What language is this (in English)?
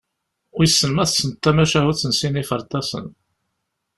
Kabyle